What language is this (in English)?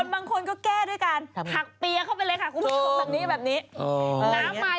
Thai